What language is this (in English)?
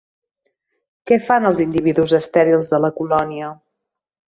Catalan